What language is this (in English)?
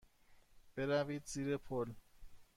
Persian